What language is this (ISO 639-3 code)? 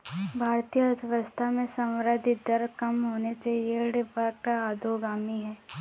hin